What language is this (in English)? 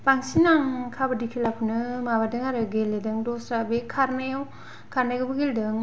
Bodo